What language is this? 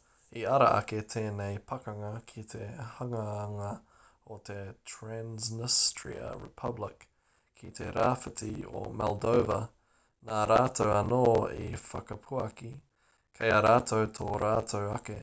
Māori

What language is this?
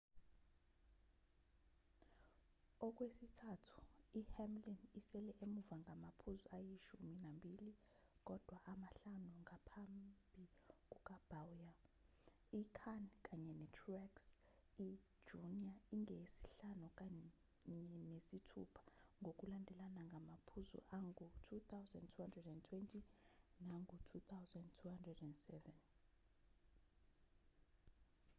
Zulu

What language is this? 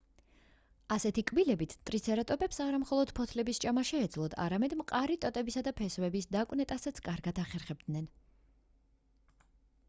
Georgian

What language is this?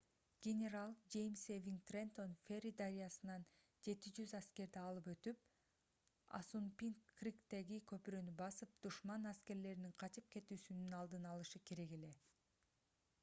Kyrgyz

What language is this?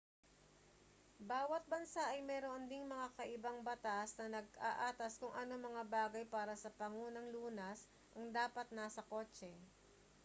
Filipino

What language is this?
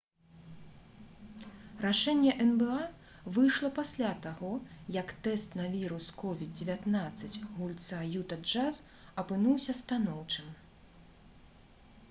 Belarusian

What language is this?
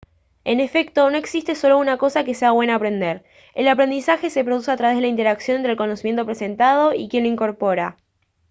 Spanish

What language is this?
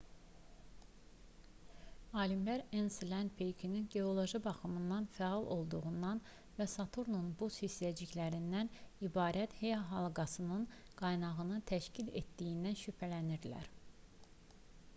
Azerbaijani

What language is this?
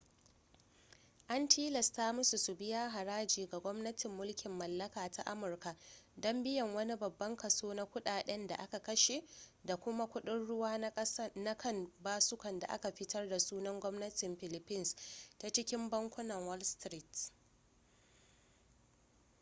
Hausa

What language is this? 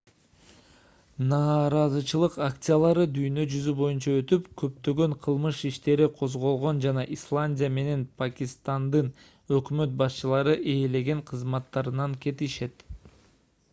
Kyrgyz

